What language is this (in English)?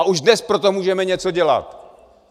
Czech